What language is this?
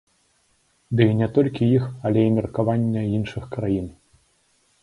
Belarusian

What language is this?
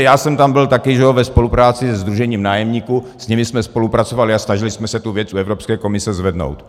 Czech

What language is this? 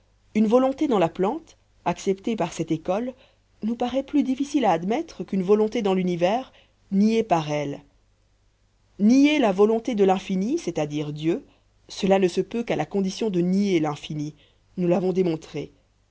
French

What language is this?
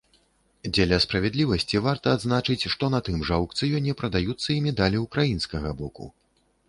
Belarusian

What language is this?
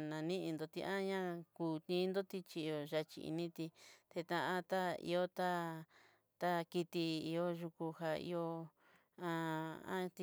Southeastern Nochixtlán Mixtec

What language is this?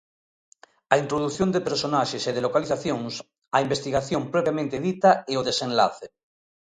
Galician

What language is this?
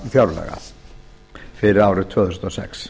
Icelandic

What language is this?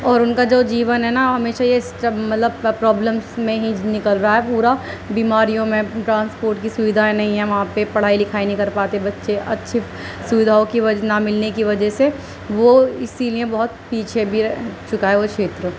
Urdu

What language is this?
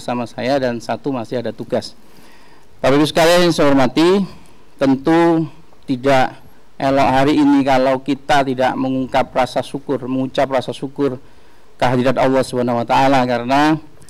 Indonesian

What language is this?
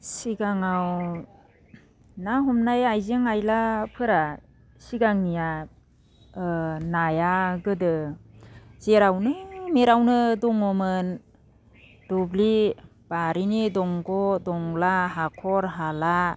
Bodo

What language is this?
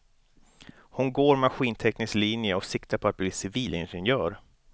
Swedish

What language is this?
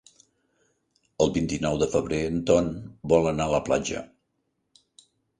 Catalan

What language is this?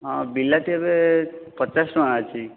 Odia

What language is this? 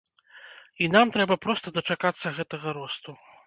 Belarusian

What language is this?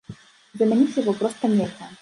Belarusian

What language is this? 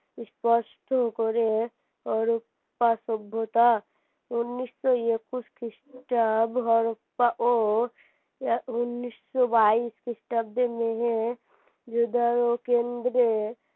Bangla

